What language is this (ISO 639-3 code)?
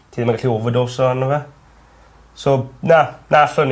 cym